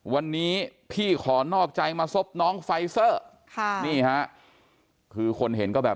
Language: Thai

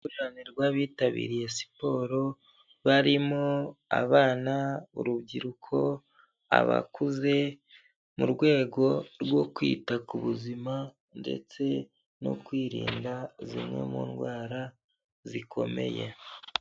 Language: Kinyarwanda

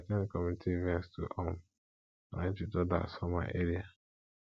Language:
Nigerian Pidgin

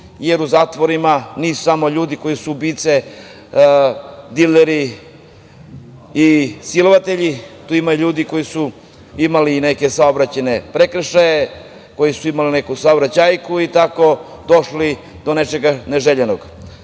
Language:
Serbian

